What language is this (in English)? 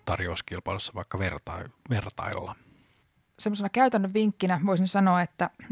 Finnish